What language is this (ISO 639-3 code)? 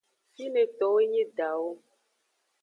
ajg